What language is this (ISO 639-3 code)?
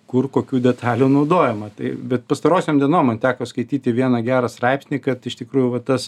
lit